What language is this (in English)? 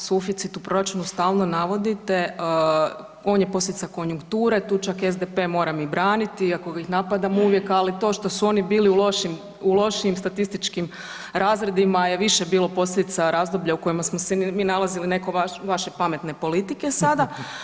Croatian